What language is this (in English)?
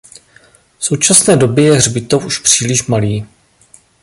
Czech